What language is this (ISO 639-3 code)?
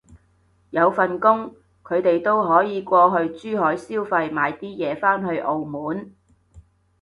yue